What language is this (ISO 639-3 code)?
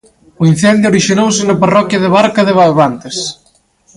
glg